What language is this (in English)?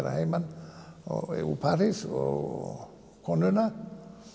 Icelandic